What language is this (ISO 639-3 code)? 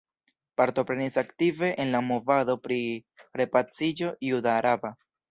epo